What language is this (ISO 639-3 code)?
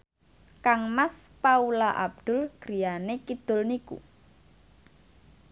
jav